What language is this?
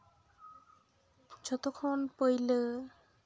Santali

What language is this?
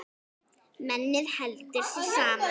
Icelandic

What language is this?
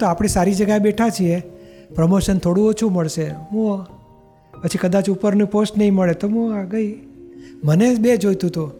Gujarati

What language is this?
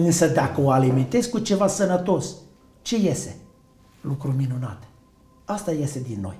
Romanian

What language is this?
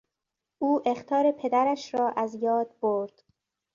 Persian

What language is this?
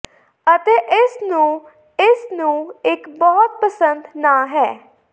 Punjabi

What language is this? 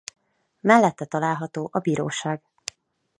Hungarian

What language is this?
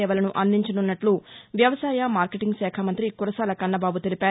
Telugu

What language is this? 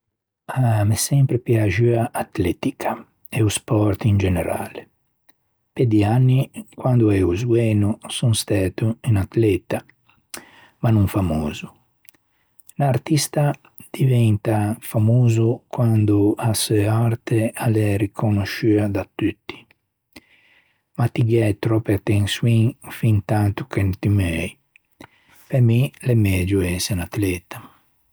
Ligurian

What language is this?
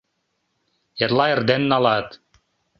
Mari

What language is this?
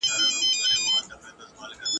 Pashto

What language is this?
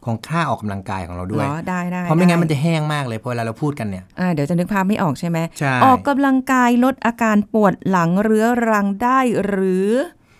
Thai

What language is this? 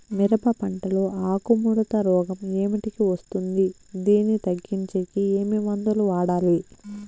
Telugu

